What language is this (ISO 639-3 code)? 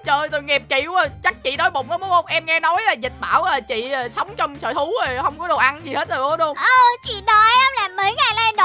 vie